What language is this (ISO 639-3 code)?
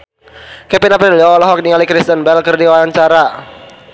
sun